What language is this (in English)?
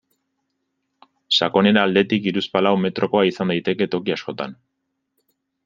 Basque